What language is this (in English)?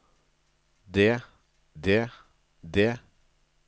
Norwegian